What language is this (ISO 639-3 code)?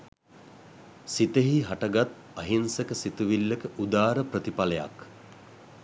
sin